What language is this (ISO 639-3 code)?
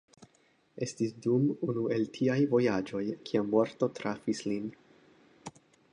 epo